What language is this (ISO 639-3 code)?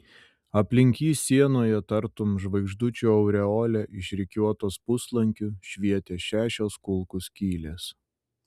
lit